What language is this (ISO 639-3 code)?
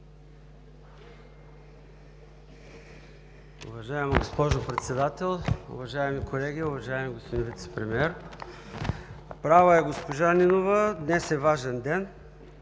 bul